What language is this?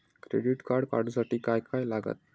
Marathi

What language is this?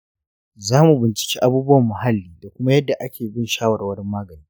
Hausa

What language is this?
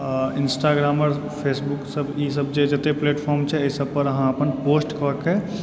Maithili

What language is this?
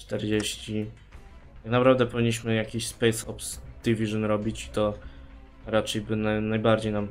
Polish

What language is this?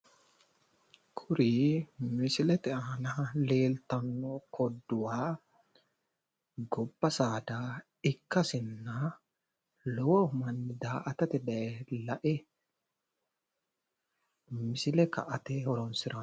Sidamo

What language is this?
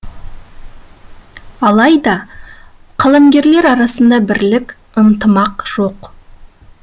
Kazakh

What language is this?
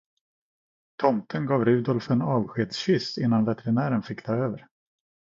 Swedish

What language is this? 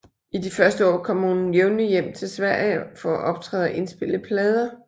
Danish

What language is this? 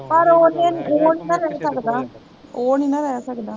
Punjabi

